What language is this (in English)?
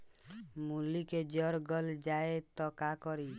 Bhojpuri